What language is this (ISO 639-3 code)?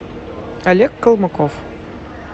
rus